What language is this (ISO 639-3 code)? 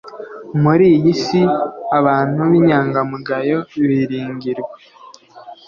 kin